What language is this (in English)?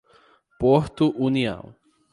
Portuguese